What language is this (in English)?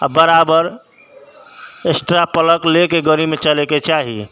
Maithili